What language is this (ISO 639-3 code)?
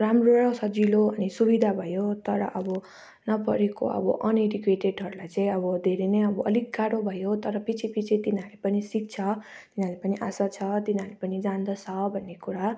nep